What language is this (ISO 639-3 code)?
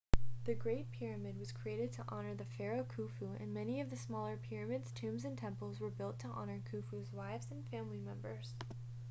eng